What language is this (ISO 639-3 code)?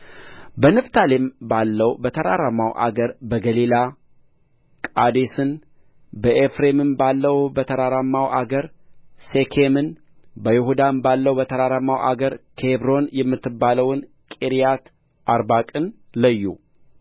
amh